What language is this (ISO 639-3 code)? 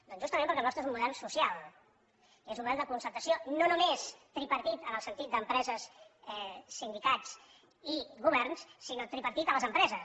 cat